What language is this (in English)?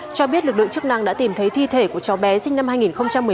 Vietnamese